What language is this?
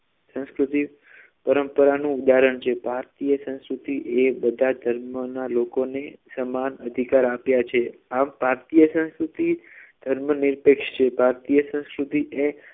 Gujarati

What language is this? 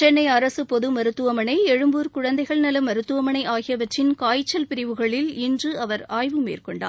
Tamil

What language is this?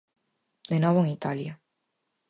Galician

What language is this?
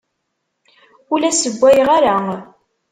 Kabyle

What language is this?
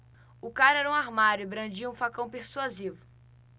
Portuguese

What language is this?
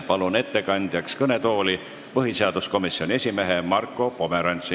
Estonian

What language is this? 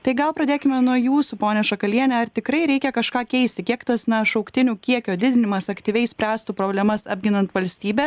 Lithuanian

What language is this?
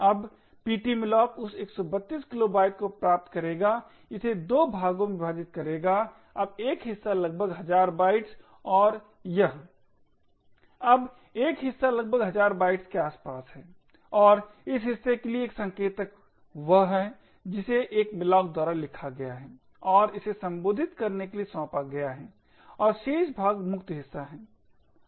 Hindi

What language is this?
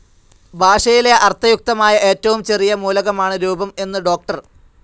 Malayalam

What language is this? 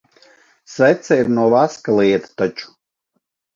Latvian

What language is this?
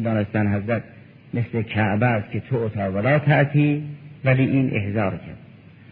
Persian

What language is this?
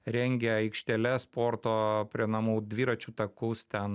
Lithuanian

